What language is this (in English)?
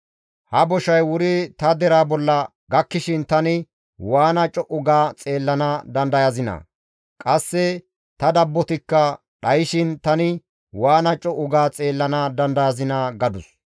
Gamo